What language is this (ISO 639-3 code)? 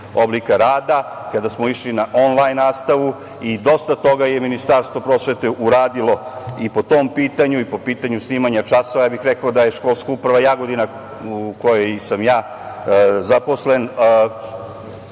srp